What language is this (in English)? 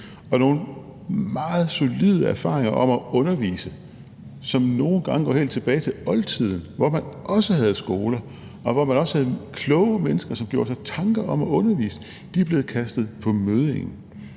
Danish